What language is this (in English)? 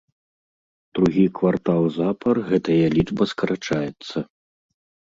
Belarusian